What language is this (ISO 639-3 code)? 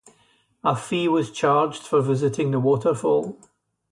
eng